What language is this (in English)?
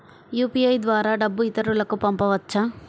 Telugu